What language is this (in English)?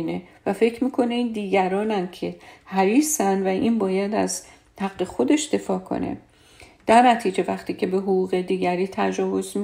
Persian